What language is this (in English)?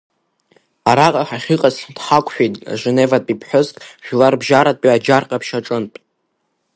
Abkhazian